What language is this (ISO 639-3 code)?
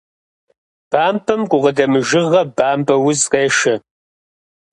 kbd